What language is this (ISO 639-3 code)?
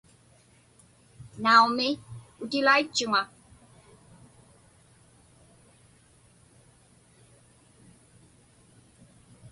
ipk